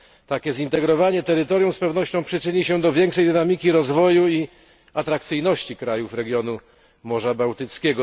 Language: Polish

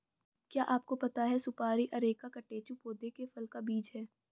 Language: Hindi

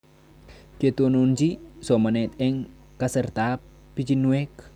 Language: Kalenjin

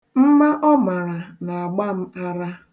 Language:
Igbo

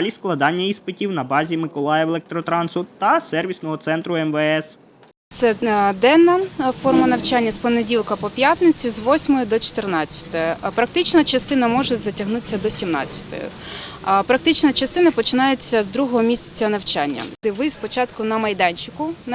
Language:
Ukrainian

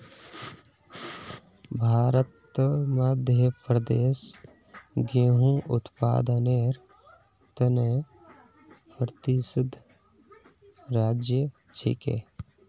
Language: Magahi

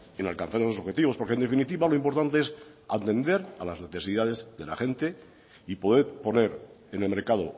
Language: Spanish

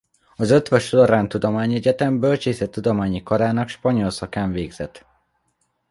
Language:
Hungarian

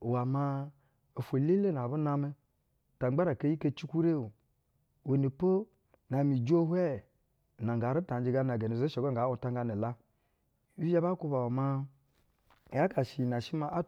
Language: Basa (Nigeria)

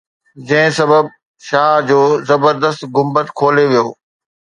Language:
Sindhi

